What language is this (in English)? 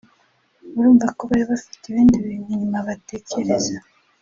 Kinyarwanda